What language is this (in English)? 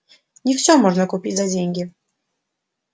Russian